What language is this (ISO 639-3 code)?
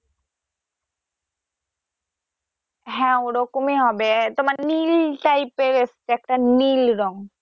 ben